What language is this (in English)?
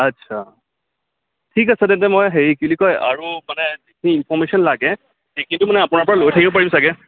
Assamese